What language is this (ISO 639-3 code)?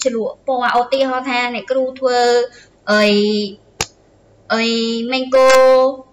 vie